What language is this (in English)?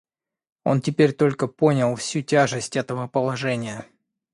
Russian